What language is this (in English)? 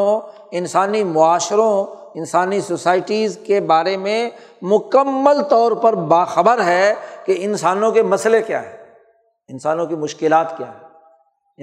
Urdu